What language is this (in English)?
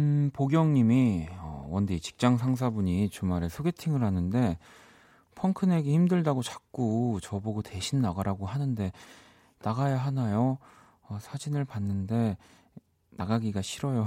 Korean